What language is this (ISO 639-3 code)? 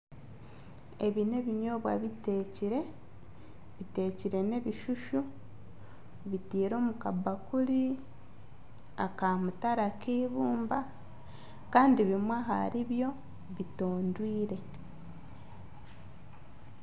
nyn